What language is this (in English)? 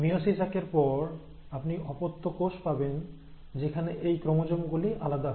Bangla